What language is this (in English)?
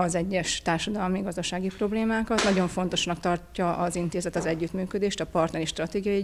Hungarian